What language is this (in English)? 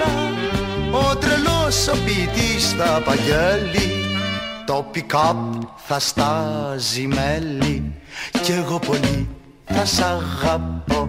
Greek